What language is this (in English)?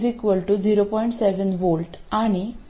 Marathi